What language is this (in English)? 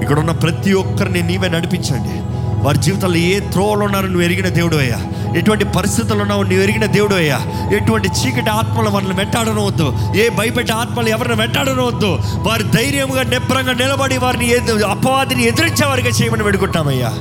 Telugu